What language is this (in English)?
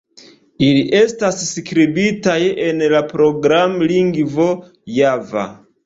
Esperanto